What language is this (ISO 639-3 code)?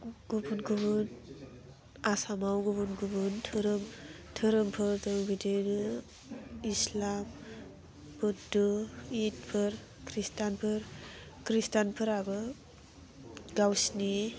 brx